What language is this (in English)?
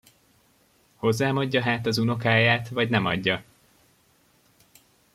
Hungarian